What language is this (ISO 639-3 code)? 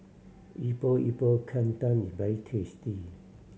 eng